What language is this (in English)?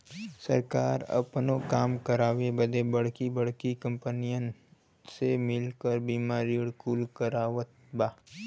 Bhojpuri